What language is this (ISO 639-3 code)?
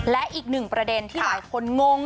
tha